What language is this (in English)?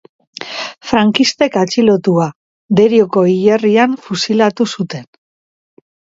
Basque